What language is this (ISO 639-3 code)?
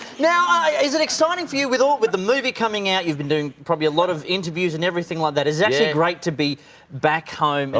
eng